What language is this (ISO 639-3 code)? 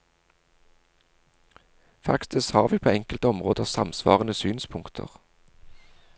nor